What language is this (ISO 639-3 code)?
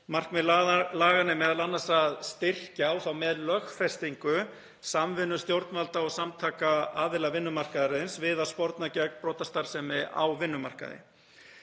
isl